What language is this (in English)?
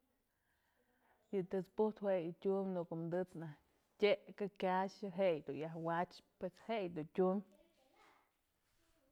Mazatlán Mixe